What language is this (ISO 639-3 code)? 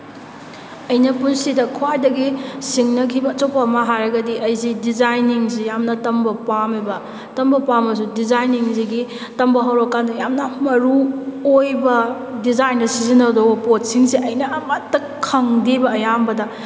mni